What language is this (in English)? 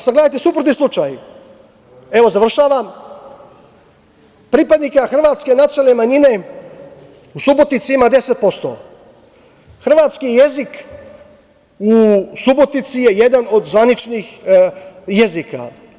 Serbian